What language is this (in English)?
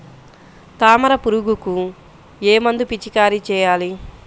Telugu